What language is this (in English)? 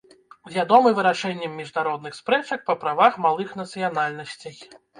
Belarusian